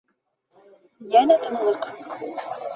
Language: Bashkir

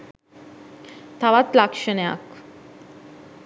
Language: Sinhala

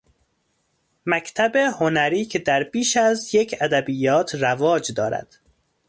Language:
Persian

